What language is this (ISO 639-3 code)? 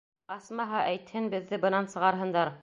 bak